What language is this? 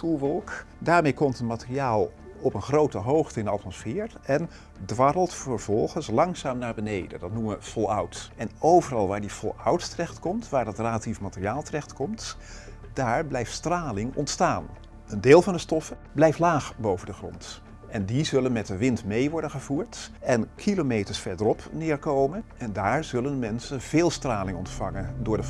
Dutch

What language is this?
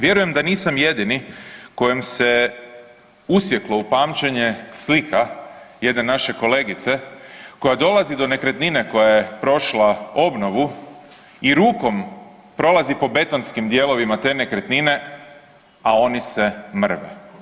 Croatian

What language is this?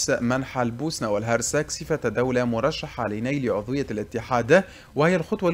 Arabic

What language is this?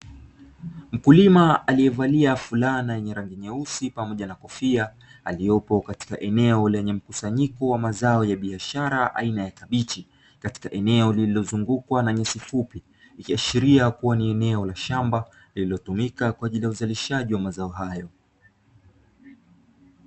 Swahili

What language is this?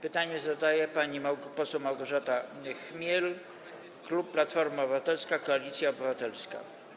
Polish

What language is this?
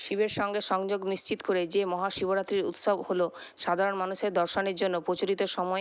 Bangla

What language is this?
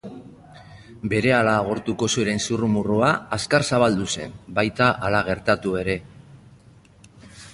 Basque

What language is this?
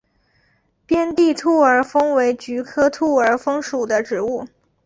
Chinese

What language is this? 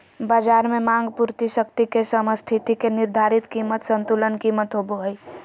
Magahi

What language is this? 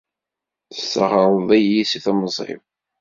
Kabyle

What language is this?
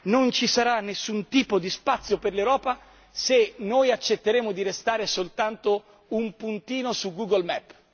Italian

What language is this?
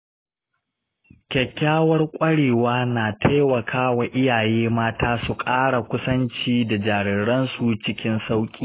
Hausa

